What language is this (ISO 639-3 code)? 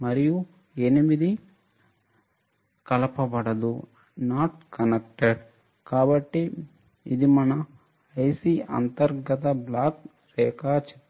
tel